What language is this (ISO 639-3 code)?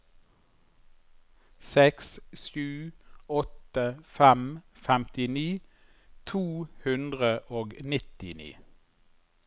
nor